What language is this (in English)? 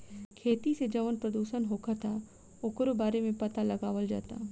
Bhojpuri